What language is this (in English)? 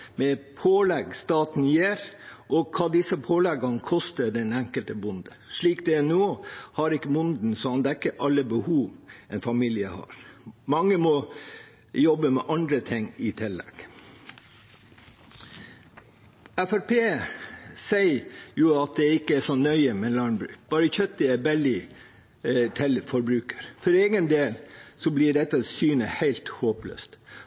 Norwegian Bokmål